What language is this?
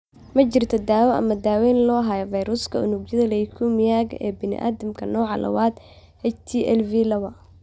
Somali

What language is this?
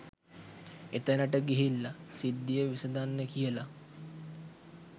Sinhala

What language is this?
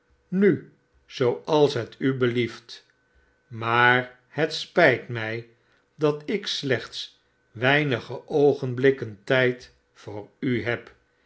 Dutch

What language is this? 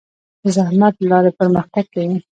Pashto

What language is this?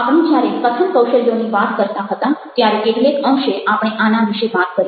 Gujarati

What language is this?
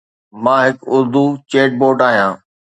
Sindhi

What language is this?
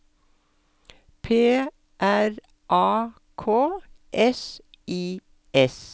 Norwegian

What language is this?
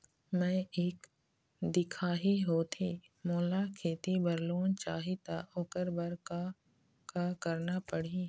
Chhattisgarhi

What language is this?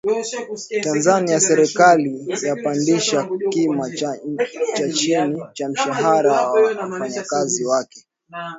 Swahili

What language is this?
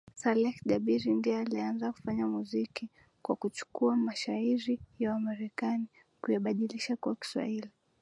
Swahili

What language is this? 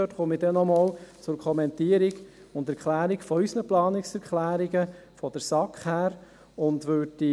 Swiss German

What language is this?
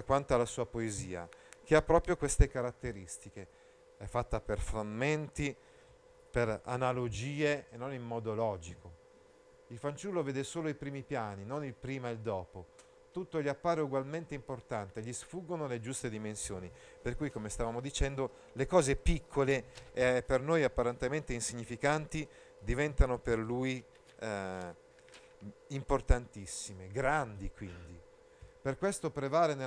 Italian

